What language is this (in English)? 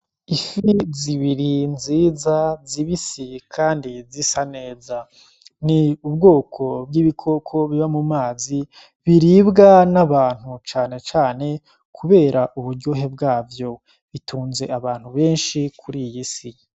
Rundi